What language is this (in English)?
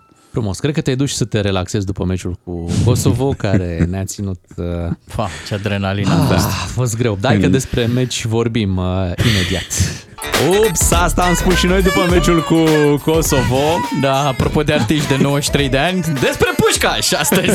Romanian